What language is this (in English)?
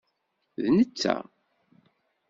Kabyle